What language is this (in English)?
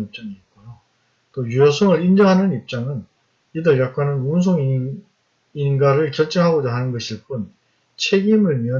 Korean